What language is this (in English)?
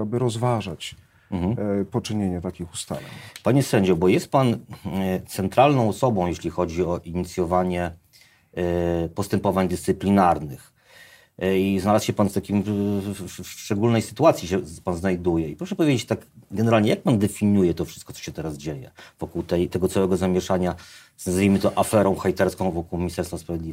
Polish